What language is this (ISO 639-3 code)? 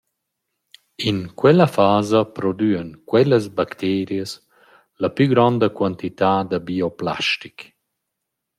roh